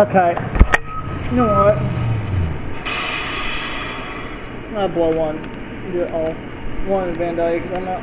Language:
English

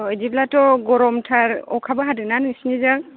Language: Bodo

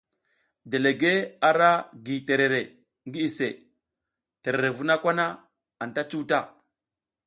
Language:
South Giziga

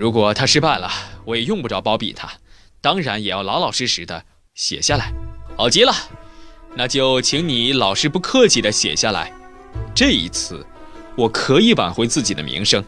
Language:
Chinese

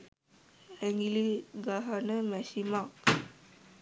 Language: Sinhala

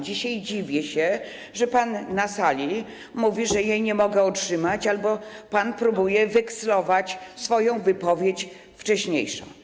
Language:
Polish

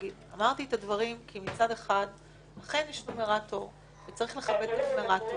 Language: Hebrew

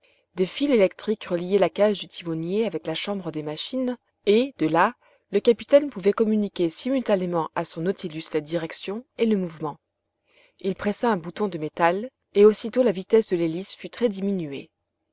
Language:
French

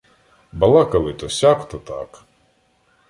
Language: Ukrainian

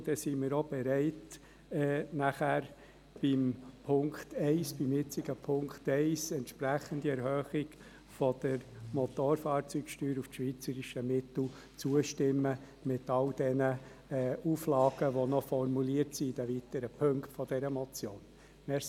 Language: Swiss German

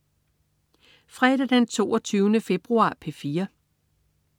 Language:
Danish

